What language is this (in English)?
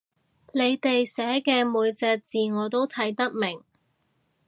Cantonese